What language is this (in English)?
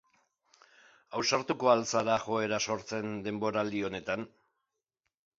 Basque